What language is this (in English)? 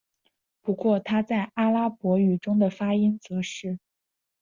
Chinese